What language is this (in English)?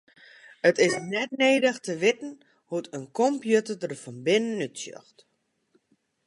Western Frisian